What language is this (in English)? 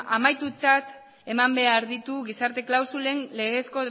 Basque